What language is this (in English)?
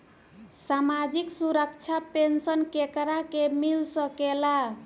Bhojpuri